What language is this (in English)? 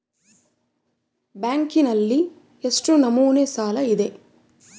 Kannada